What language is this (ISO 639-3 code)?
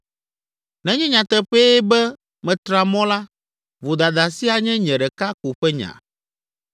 ewe